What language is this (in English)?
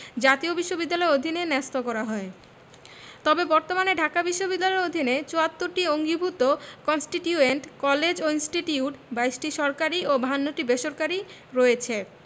Bangla